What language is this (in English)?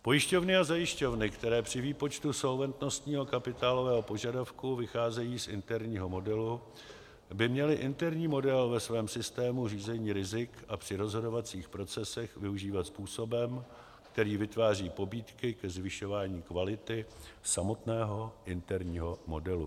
Czech